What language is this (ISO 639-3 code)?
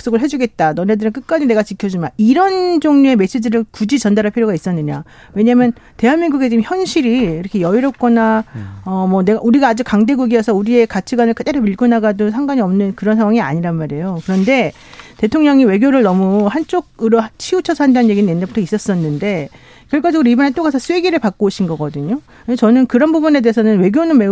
kor